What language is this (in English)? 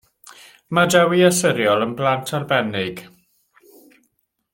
Welsh